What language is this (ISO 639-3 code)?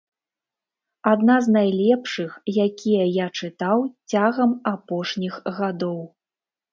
bel